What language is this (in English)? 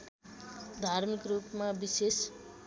Nepali